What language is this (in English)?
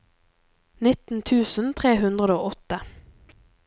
Norwegian